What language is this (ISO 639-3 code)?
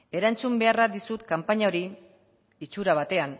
eus